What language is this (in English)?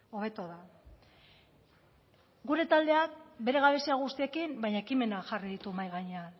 Basque